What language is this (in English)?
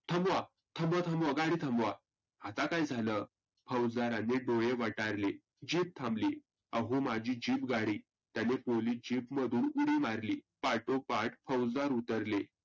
Marathi